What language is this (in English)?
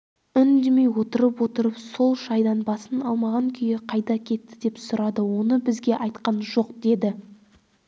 Kazakh